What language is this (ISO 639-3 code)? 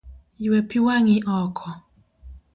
luo